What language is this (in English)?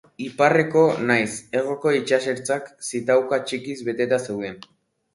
Basque